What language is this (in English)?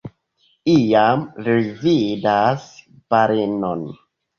Esperanto